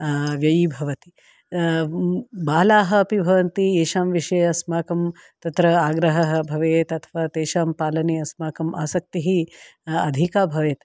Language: Sanskrit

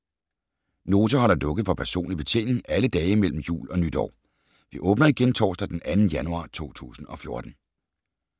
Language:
Danish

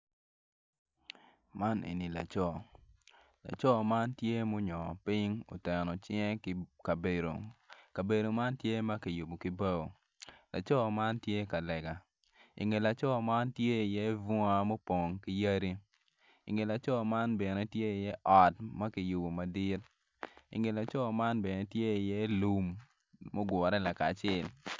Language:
Acoli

